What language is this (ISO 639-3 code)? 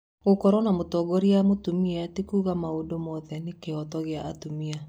kik